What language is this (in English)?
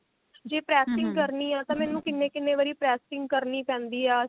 Punjabi